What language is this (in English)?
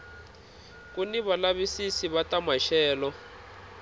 Tsonga